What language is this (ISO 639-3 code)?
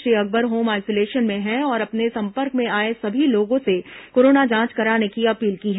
hin